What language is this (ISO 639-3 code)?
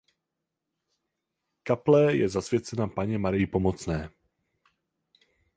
ces